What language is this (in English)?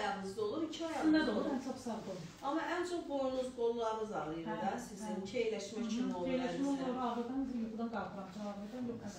Turkish